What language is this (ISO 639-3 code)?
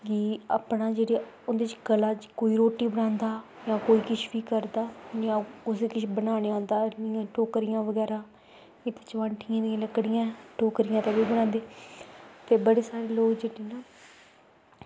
doi